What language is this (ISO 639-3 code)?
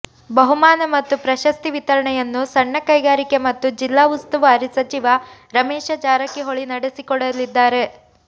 kan